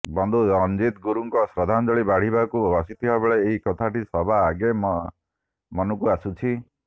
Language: Odia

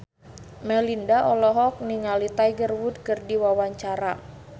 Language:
Sundanese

